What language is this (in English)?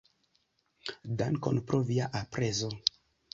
Esperanto